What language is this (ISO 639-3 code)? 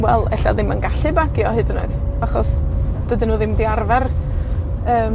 cym